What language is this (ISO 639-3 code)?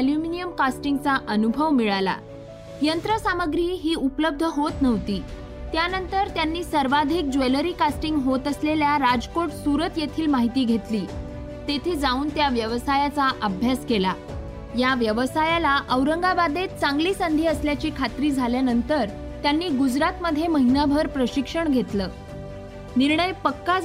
mar